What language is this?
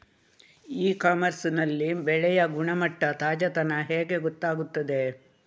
Kannada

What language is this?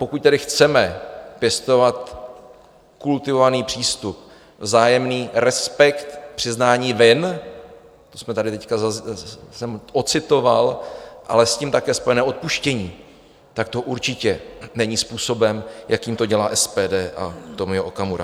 Czech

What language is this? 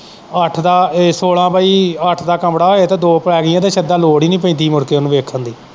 Punjabi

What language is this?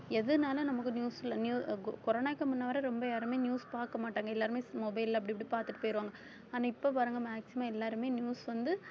Tamil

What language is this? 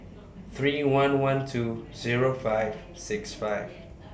English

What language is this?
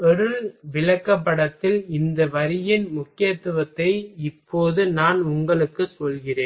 Tamil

